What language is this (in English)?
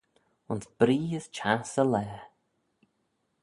Manx